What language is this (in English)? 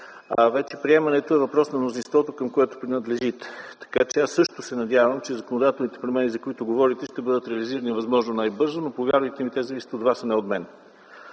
Bulgarian